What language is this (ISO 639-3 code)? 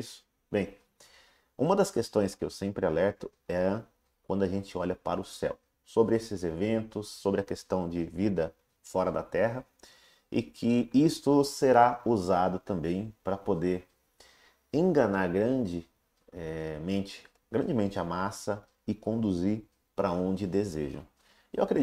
por